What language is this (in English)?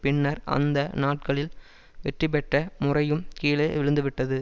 Tamil